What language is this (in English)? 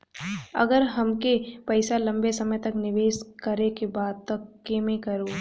Bhojpuri